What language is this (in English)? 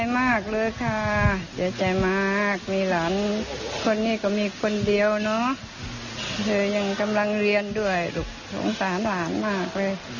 Thai